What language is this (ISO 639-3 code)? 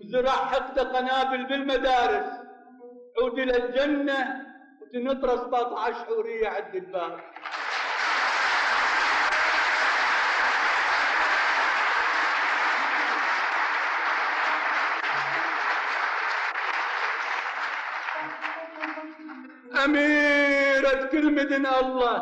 ara